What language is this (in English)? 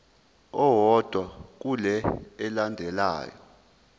Zulu